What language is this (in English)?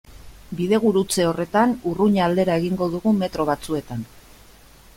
Basque